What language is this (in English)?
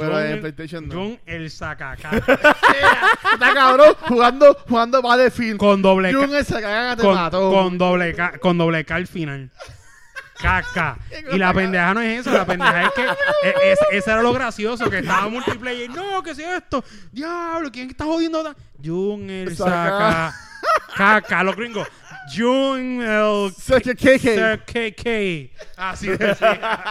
Spanish